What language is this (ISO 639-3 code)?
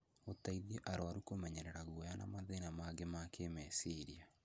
kik